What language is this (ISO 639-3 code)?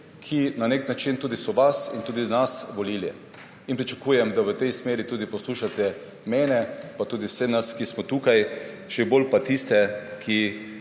slv